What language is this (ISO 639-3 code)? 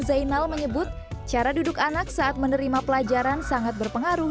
ind